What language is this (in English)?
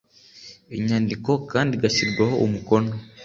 Kinyarwanda